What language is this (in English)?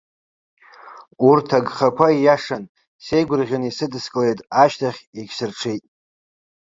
Abkhazian